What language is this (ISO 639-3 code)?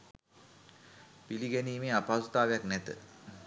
sin